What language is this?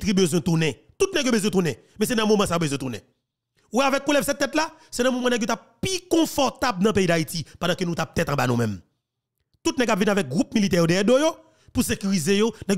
French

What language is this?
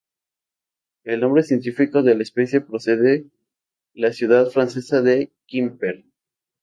Spanish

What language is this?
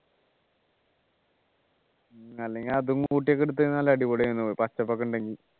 Malayalam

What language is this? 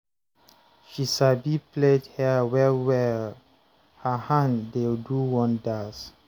Nigerian Pidgin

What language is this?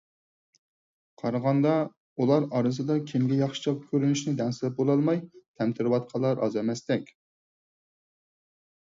Uyghur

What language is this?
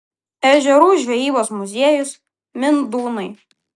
Lithuanian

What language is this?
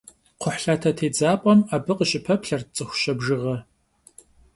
Kabardian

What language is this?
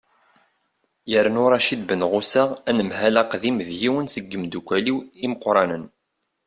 Kabyle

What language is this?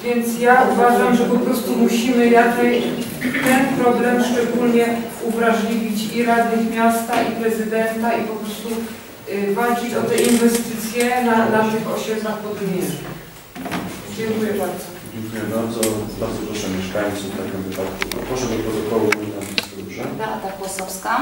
Polish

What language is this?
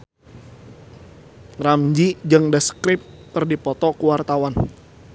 Sundanese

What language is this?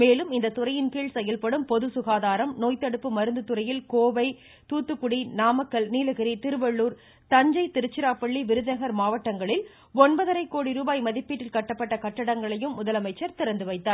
Tamil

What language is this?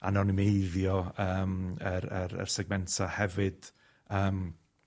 Welsh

